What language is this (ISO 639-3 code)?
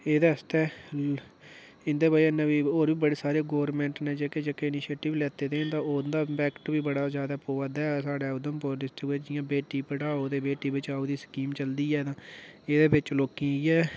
doi